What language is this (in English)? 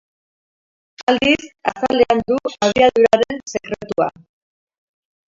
Basque